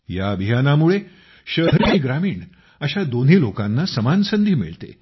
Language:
Marathi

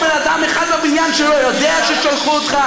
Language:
Hebrew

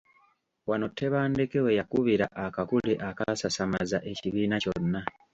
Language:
Ganda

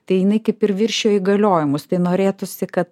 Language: Lithuanian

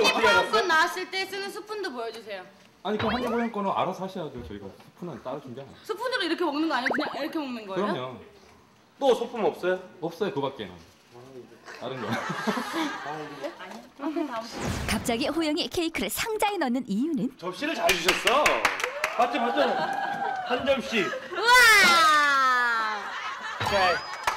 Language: Korean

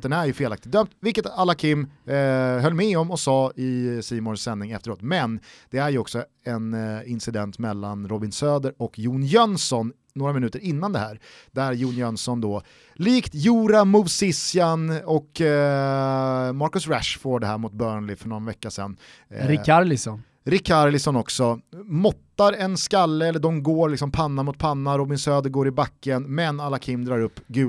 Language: Swedish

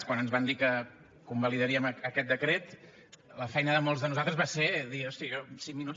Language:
Catalan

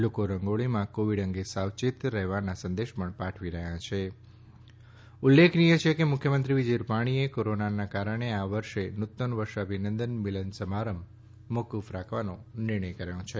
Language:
Gujarati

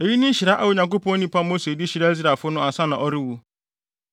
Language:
Akan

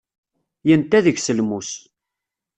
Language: Kabyle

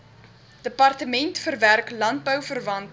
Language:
Afrikaans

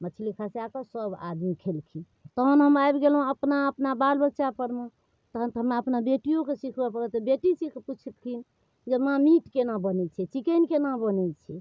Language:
Maithili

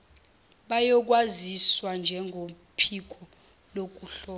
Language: Zulu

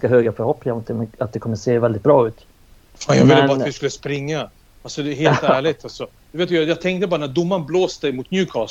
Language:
Swedish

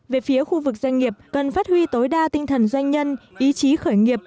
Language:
Vietnamese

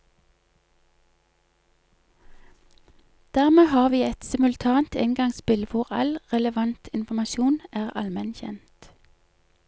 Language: Norwegian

